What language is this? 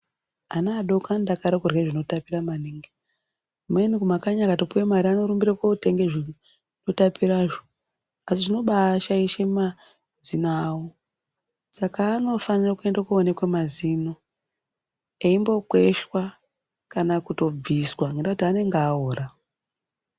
Ndau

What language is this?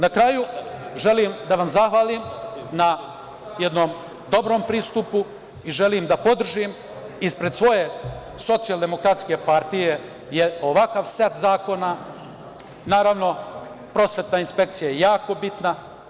Serbian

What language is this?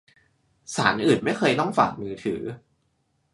Thai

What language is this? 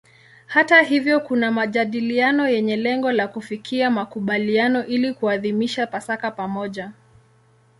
Swahili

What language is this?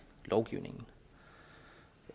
Danish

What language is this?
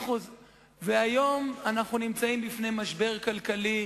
Hebrew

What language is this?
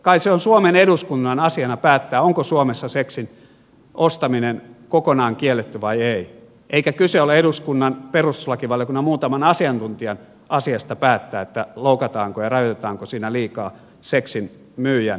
Finnish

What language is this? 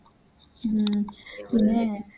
Malayalam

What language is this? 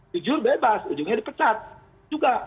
Indonesian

